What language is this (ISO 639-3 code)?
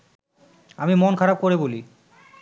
ben